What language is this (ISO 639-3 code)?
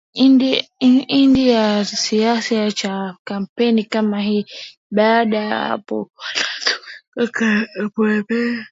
swa